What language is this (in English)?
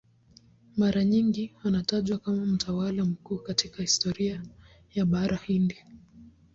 Swahili